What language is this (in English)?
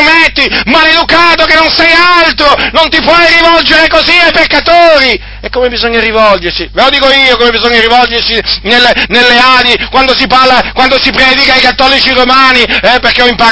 Italian